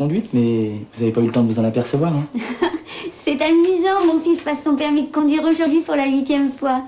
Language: French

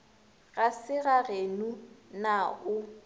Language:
Northern Sotho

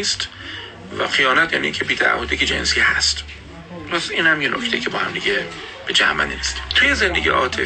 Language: Persian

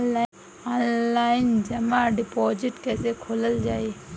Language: Bhojpuri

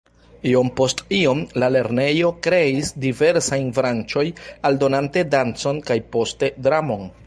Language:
Esperanto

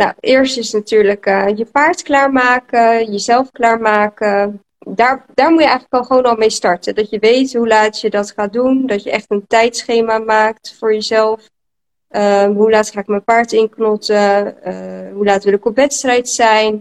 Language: Dutch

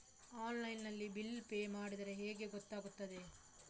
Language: Kannada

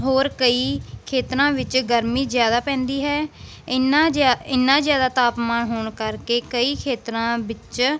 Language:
Punjabi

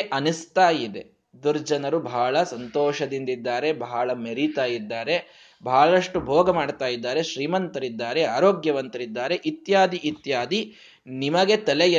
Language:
Kannada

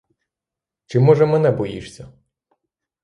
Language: Ukrainian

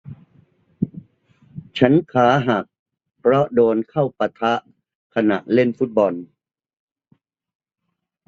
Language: Thai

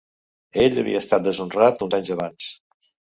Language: Catalan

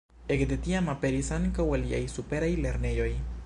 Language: Esperanto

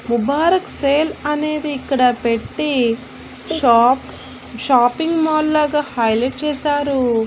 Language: Telugu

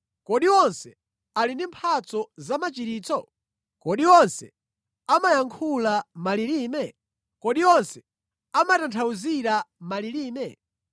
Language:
Nyanja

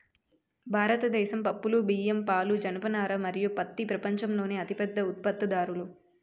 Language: Telugu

